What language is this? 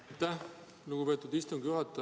Estonian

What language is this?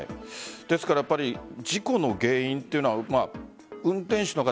Japanese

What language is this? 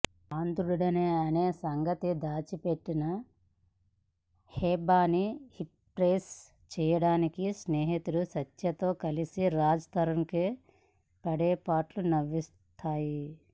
Telugu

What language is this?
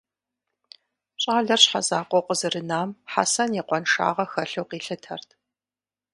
Kabardian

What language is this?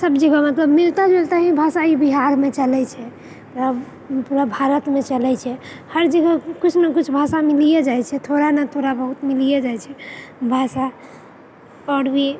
Maithili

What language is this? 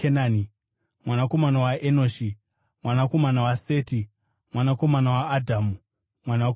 Shona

